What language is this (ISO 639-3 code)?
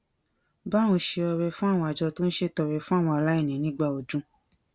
yor